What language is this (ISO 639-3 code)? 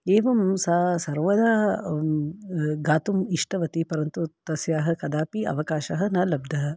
san